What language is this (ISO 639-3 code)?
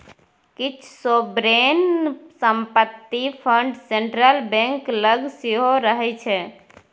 mai